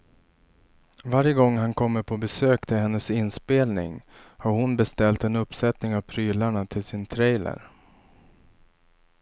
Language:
Swedish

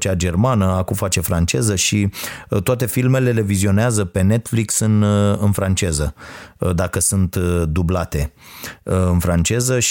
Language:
Romanian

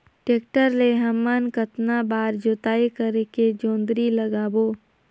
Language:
Chhattisgarhi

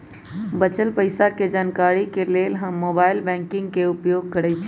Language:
Magahi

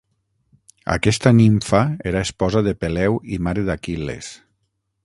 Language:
Catalan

